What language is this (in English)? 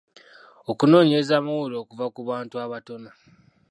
Ganda